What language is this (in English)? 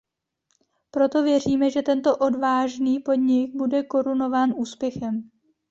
Czech